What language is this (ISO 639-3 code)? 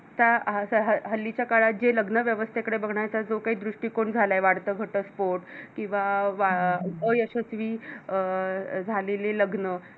mar